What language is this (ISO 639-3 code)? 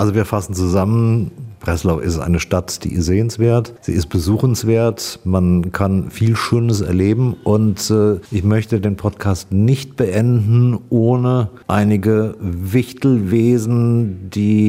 deu